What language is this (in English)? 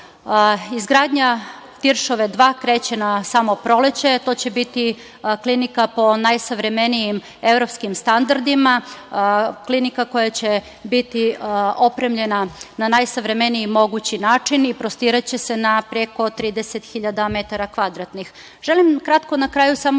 Serbian